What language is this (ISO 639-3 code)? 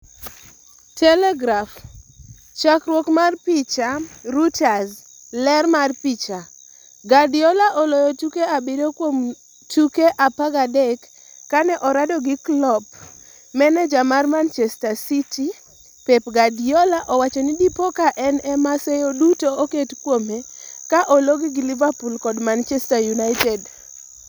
luo